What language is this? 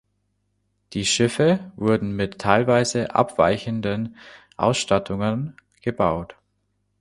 German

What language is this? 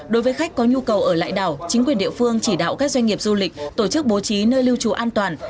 Vietnamese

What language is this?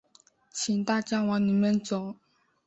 Chinese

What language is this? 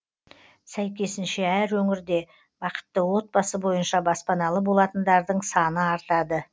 Kazakh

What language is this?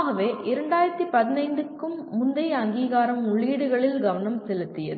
Tamil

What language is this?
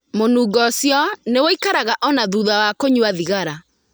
Kikuyu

